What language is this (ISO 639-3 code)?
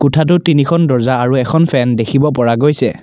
asm